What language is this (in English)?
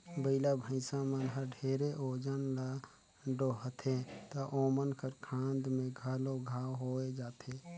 Chhattisgarhi